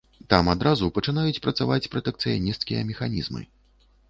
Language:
Belarusian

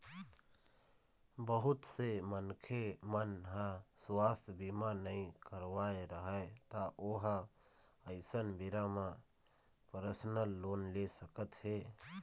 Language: Chhattisgarhi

